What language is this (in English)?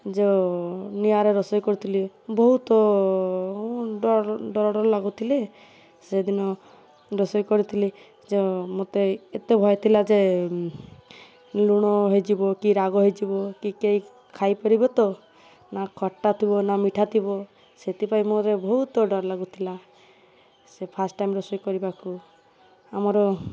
Odia